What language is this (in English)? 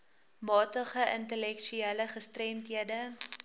Afrikaans